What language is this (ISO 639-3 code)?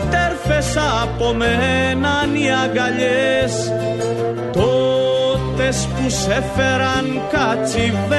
ell